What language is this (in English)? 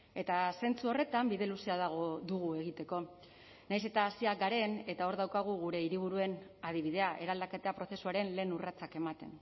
Basque